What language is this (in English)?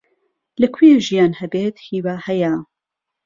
Central Kurdish